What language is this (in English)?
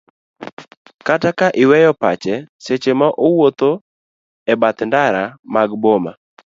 Luo (Kenya and Tanzania)